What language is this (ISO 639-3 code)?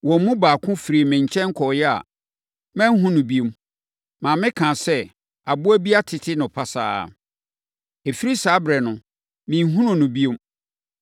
aka